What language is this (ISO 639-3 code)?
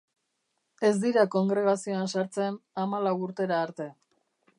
eus